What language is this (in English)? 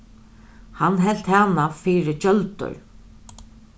Faroese